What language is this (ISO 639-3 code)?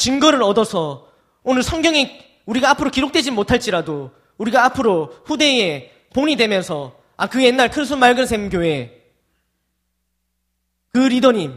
kor